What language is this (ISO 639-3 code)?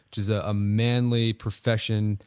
eng